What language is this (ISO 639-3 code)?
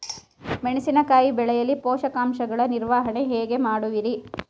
kan